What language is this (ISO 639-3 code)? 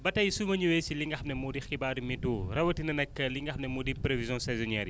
wol